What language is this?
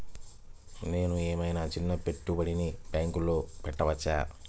Telugu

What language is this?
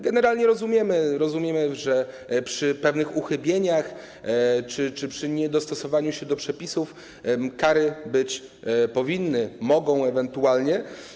Polish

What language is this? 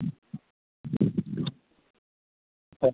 Manipuri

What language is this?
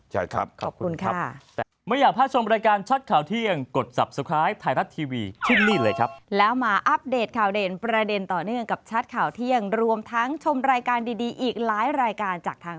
Thai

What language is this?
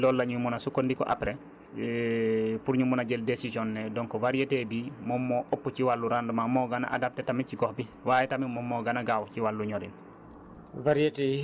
Wolof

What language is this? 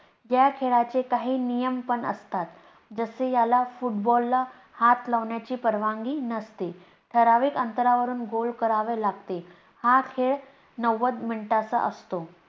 Marathi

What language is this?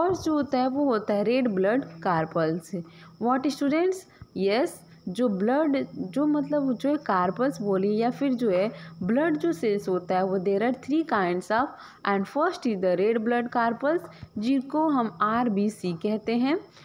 Hindi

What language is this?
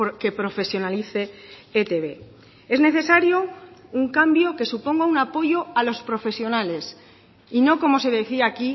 Spanish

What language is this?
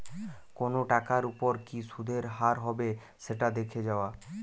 Bangla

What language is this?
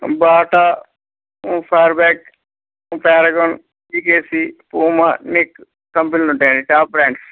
Telugu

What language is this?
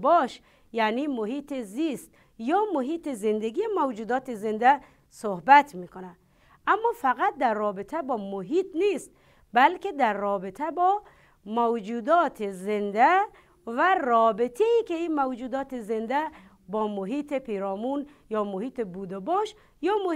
Persian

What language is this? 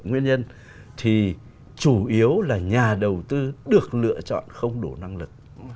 Vietnamese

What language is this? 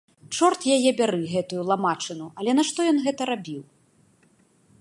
Belarusian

